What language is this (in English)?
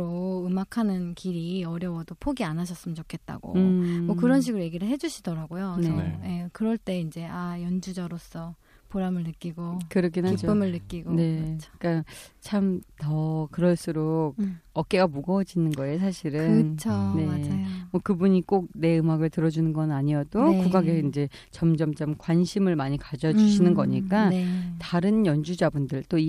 Korean